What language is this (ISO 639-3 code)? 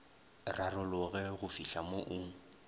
nso